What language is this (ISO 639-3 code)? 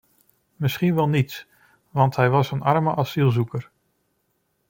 nld